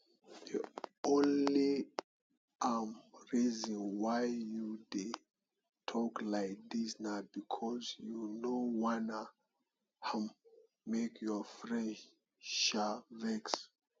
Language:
Nigerian Pidgin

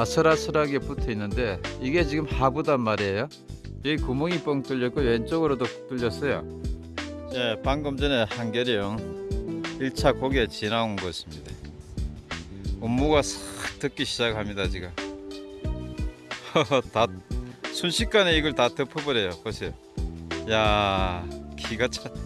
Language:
Korean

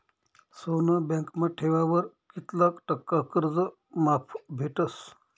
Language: Marathi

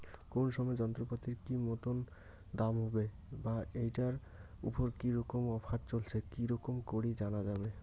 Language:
Bangla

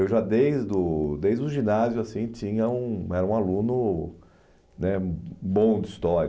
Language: Portuguese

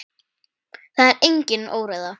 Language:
Icelandic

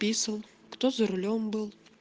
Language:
Russian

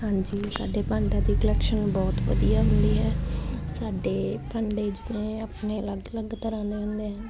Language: Punjabi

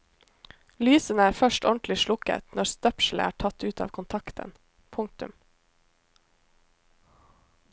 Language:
Norwegian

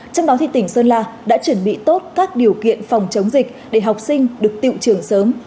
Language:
Vietnamese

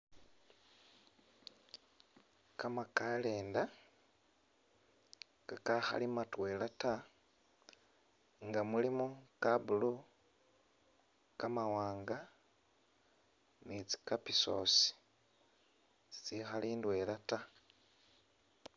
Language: Masaaba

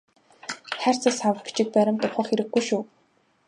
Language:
Mongolian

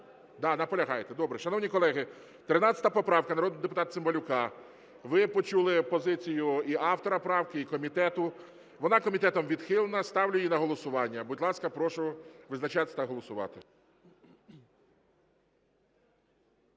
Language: Ukrainian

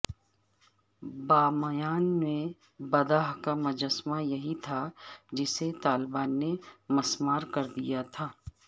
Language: Urdu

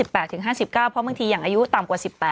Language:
Thai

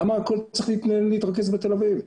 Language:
Hebrew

